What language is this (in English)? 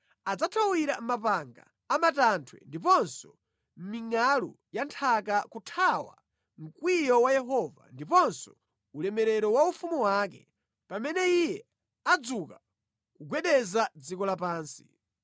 Nyanja